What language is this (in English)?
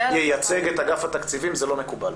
Hebrew